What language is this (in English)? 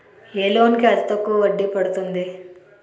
Telugu